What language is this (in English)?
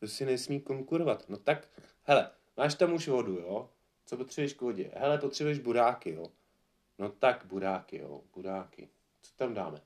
Czech